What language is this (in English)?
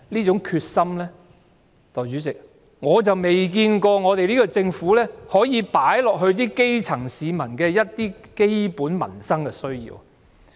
Cantonese